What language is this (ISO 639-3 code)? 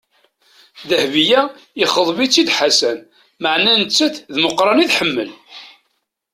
kab